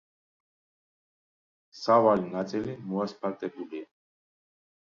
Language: Georgian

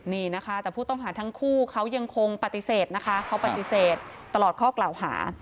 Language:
Thai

